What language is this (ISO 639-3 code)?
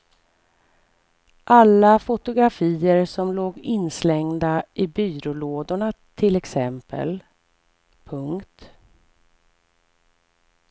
swe